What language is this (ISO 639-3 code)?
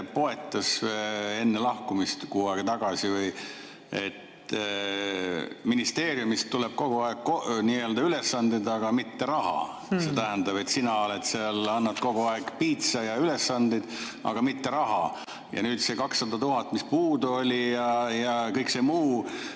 est